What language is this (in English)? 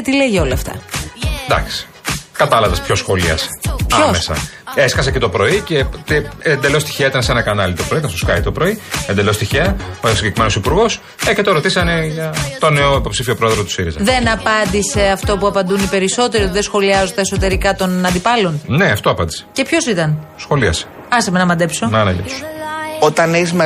Greek